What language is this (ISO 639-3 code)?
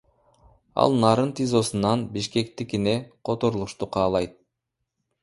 kir